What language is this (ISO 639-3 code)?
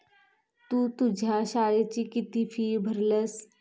mar